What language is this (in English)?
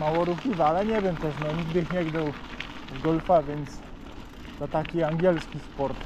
Polish